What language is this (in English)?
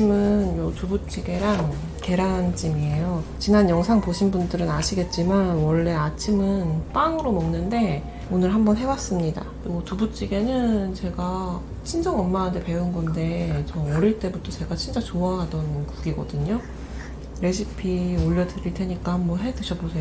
Korean